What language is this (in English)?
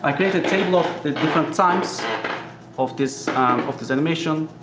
English